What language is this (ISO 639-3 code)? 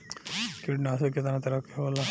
bho